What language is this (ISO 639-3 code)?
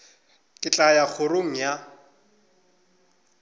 nso